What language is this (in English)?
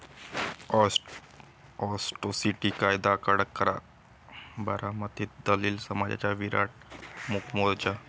Marathi